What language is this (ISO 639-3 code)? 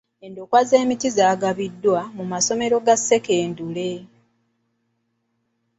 lug